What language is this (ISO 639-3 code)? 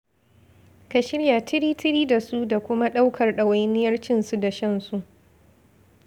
hau